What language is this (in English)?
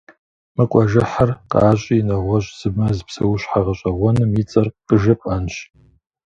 Kabardian